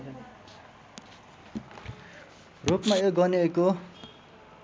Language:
Nepali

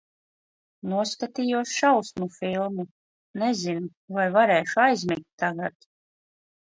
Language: Latvian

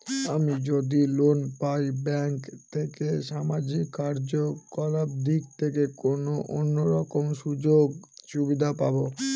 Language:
Bangla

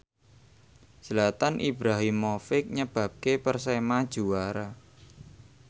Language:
Javanese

